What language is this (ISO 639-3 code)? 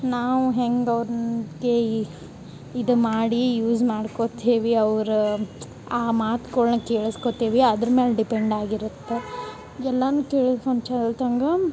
kan